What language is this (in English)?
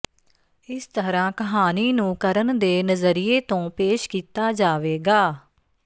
Punjabi